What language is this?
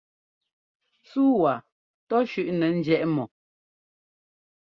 Ngomba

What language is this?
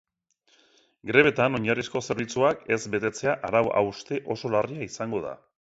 Basque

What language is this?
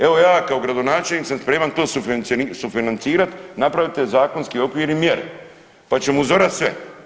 Croatian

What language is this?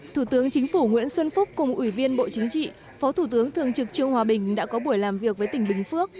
Vietnamese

